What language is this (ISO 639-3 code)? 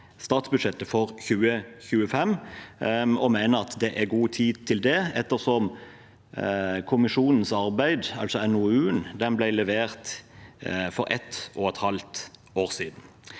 nor